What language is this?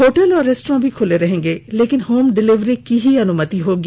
Hindi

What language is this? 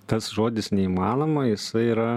Lithuanian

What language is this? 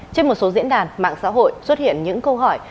Vietnamese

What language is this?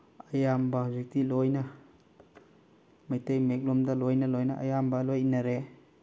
Manipuri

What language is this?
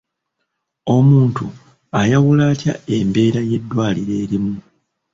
Ganda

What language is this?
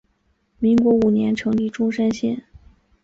Chinese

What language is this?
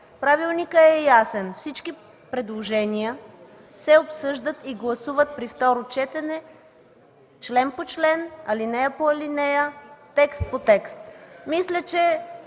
Bulgarian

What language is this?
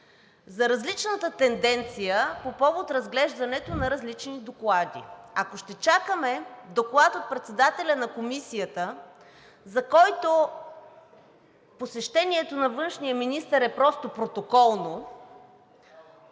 Bulgarian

